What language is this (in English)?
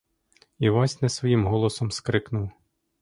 Ukrainian